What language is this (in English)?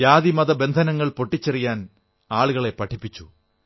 Malayalam